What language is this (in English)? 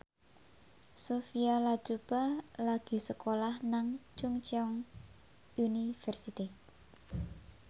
Javanese